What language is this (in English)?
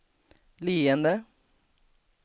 Swedish